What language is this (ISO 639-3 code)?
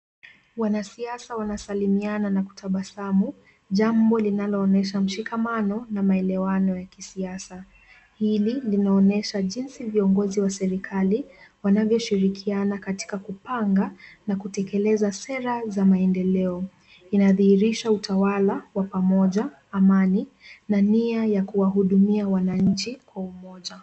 swa